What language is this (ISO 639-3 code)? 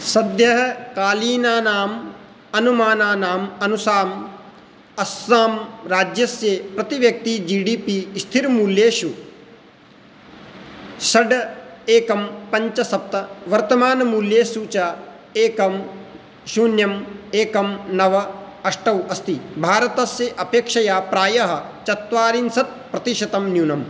san